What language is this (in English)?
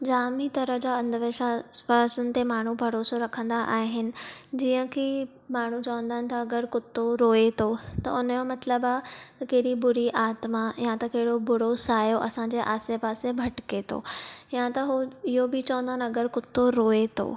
Sindhi